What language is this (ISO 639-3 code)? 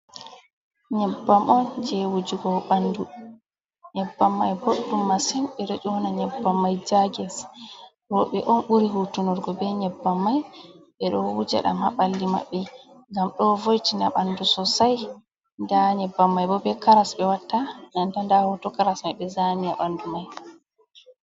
ful